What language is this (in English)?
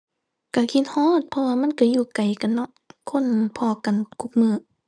Thai